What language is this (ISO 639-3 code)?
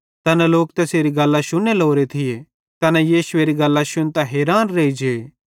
bhd